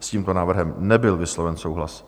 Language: Czech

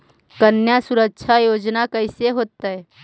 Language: Magahi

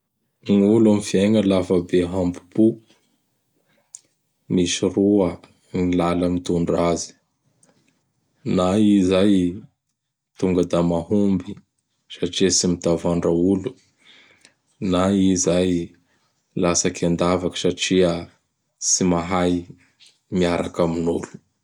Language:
Bara Malagasy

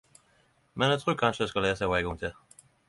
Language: Norwegian Nynorsk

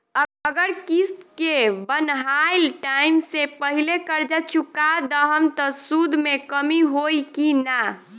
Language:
Bhojpuri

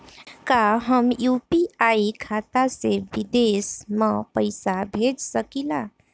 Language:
Bhojpuri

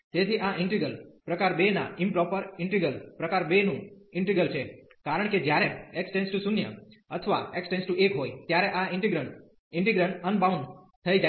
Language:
Gujarati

